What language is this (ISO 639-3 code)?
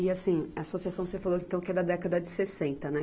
por